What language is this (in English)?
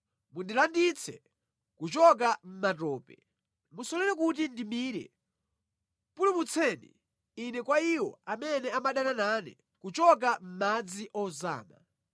Nyanja